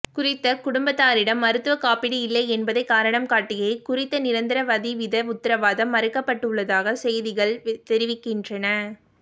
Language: Tamil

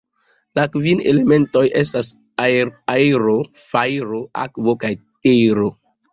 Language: Esperanto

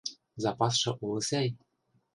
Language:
Western Mari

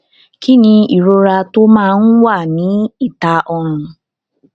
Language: Yoruba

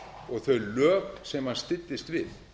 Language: Icelandic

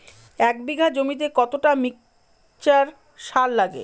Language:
Bangla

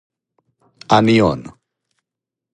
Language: Serbian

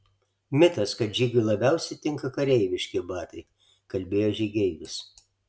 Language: Lithuanian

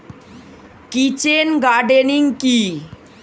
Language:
Bangla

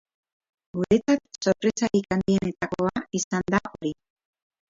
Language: Basque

